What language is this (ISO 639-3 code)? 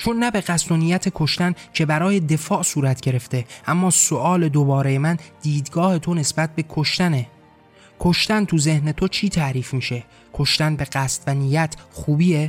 fas